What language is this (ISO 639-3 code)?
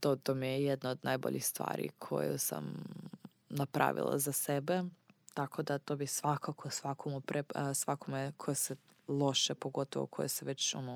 hrv